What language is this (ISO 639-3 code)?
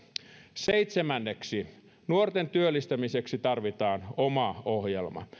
fin